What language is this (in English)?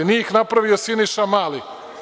Serbian